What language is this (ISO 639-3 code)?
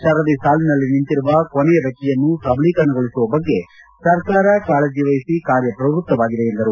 kan